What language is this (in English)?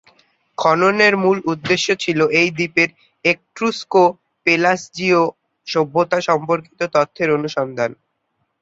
Bangla